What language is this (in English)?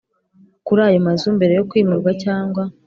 Kinyarwanda